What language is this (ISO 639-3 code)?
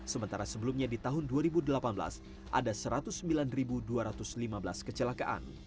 ind